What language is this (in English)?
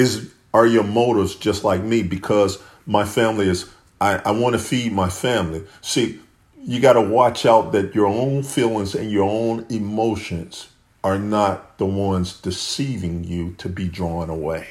English